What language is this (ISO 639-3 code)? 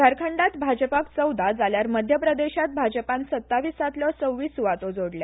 kok